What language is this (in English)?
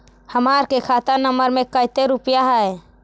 Magahi